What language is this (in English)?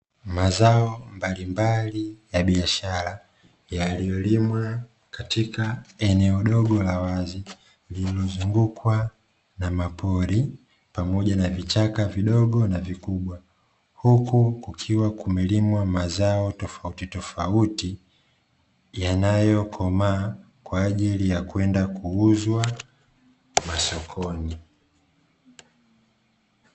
Swahili